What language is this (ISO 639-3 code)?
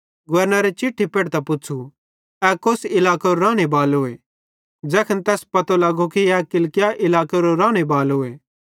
bhd